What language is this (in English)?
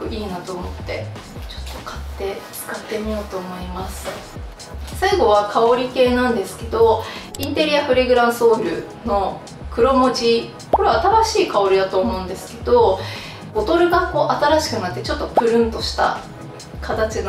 Japanese